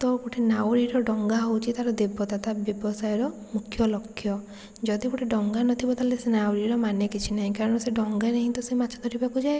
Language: Odia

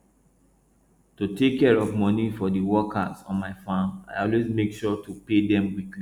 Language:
Nigerian Pidgin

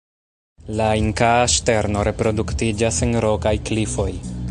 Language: Esperanto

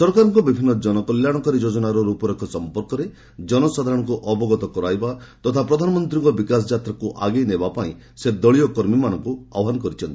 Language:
Odia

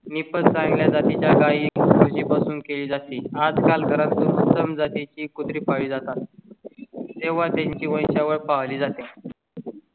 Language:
Marathi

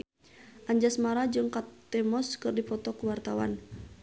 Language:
Sundanese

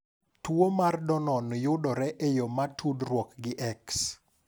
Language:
Luo (Kenya and Tanzania)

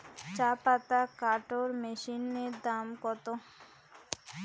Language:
Bangla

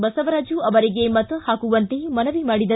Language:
Kannada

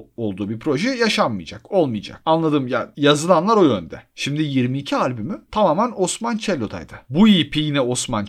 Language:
Turkish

